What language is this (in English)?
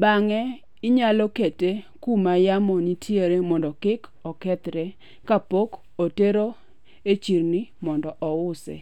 Luo (Kenya and Tanzania)